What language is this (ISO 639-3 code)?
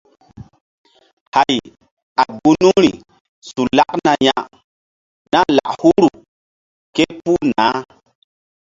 mdd